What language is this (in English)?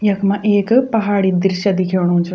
Garhwali